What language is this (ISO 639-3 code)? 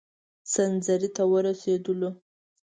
pus